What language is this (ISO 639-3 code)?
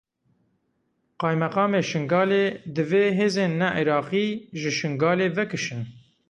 kur